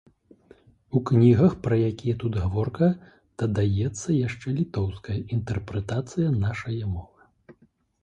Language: Belarusian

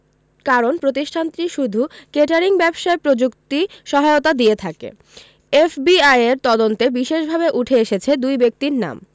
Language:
Bangla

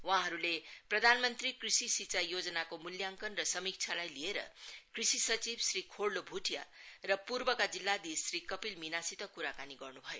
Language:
Nepali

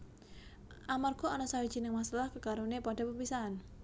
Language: Javanese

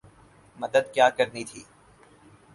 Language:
Urdu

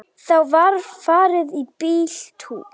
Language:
Icelandic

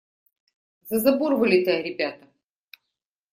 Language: Russian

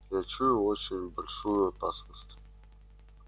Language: Russian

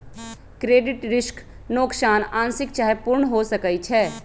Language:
Magahi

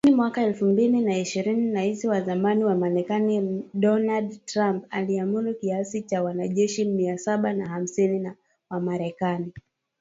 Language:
Swahili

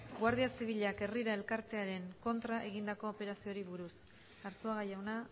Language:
Basque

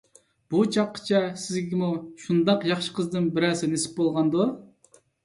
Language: Uyghur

